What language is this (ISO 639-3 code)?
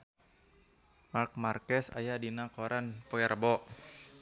sun